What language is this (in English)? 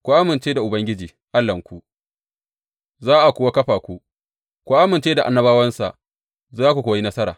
Hausa